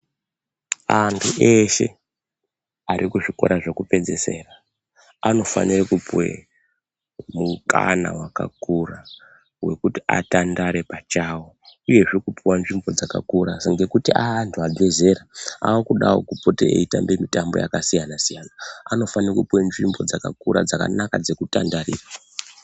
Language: Ndau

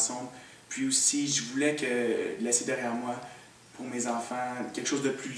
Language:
French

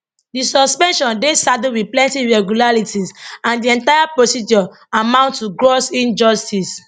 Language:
Nigerian Pidgin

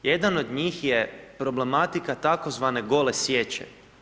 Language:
Croatian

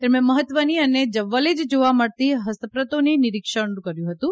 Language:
Gujarati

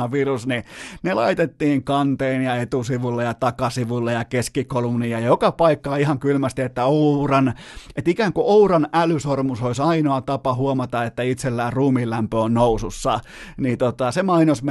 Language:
Finnish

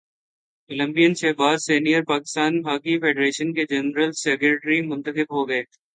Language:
Urdu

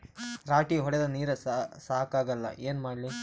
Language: Kannada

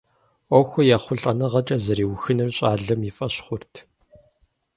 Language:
Kabardian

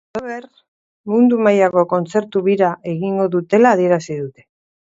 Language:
Basque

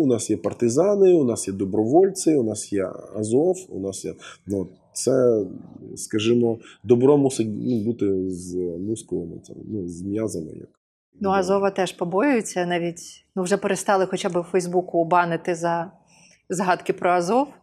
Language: Ukrainian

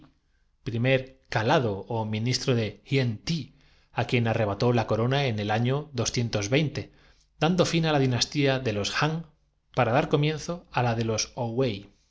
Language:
Spanish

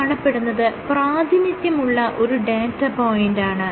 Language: Malayalam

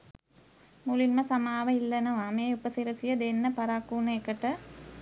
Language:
Sinhala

